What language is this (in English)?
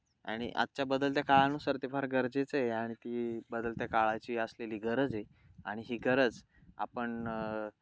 Marathi